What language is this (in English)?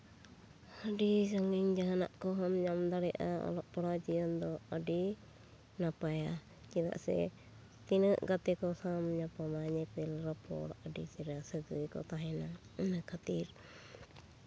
Santali